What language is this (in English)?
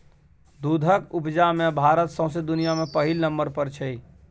Maithili